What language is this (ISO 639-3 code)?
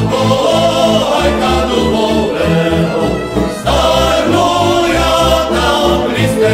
ron